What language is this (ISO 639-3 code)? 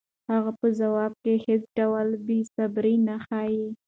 pus